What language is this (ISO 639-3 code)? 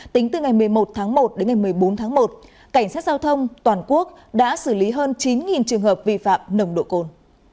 vie